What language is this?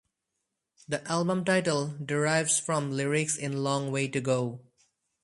English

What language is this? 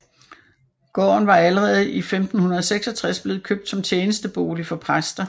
Danish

